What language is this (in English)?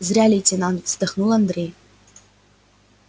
Russian